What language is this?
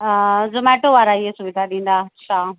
Sindhi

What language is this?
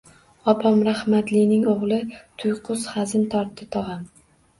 Uzbek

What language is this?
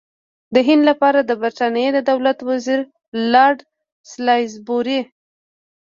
Pashto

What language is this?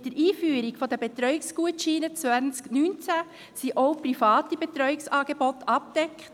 Swiss German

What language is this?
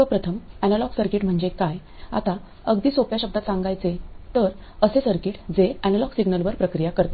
Marathi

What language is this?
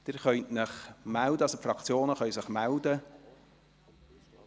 Swiss German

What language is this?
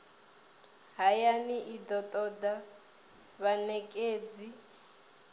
Venda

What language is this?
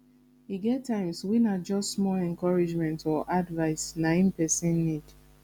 Nigerian Pidgin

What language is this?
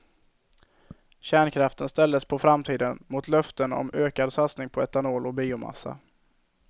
Swedish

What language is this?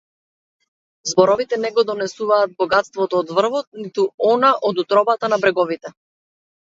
Macedonian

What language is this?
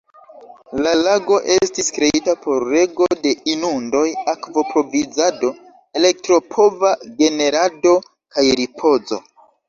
Esperanto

